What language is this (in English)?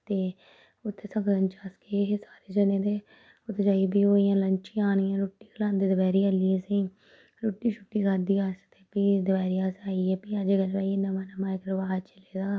Dogri